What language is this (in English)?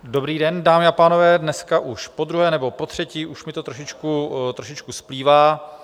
Czech